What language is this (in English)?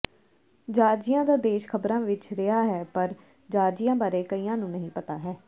Punjabi